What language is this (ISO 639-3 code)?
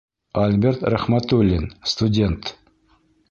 bak